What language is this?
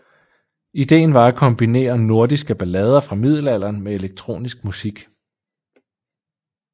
Danish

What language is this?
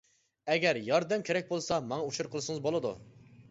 Uyghur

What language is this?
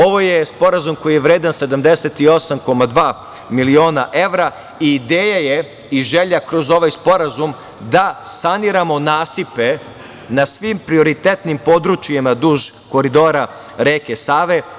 Serbian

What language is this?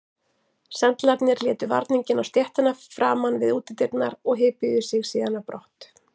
Icelandic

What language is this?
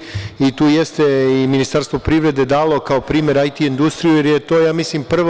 Serbian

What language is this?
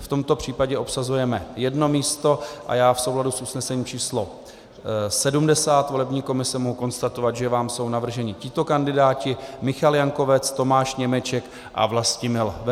Czech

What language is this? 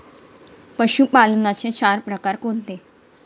Marathi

